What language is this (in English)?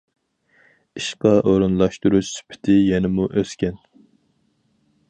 Uyghur